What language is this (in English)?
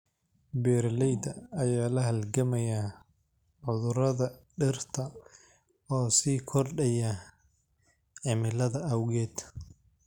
Somali